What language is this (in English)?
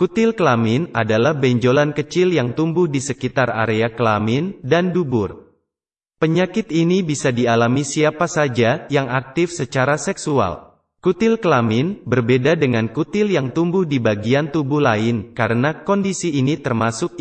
Indonesian